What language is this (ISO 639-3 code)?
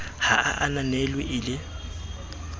sot